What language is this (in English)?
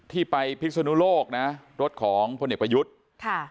Thai